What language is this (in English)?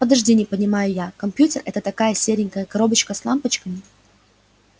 Russian